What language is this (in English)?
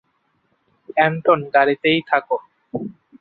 Bangla